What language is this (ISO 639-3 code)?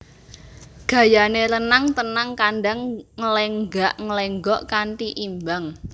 jav